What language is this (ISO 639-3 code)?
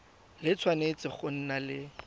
tsn